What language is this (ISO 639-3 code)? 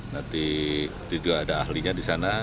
ind